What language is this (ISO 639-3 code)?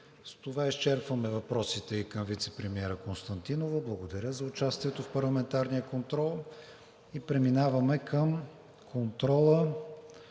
bul